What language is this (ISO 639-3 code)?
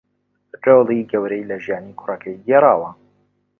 ckb